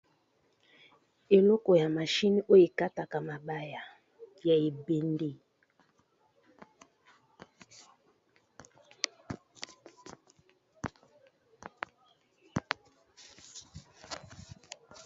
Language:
Lingala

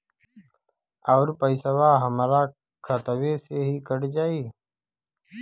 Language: Bhojpuri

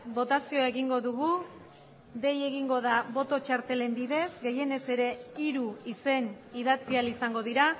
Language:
Basque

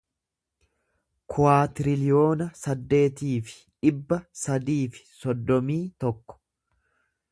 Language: Oromo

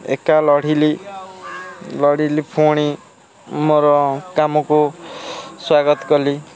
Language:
Odia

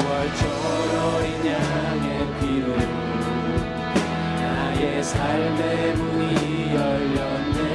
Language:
Korean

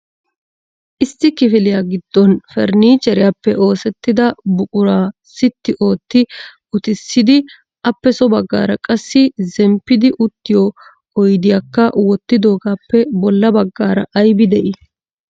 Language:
Wolaytta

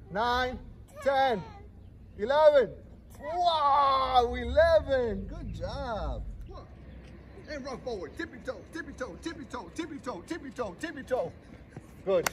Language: English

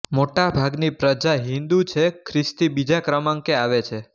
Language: Gujarati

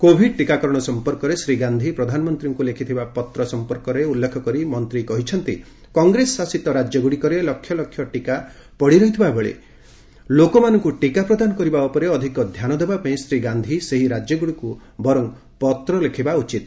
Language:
Odia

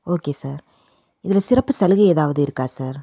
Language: Tamil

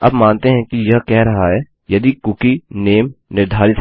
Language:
Hindi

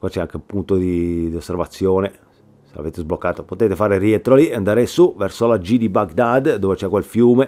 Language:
Italian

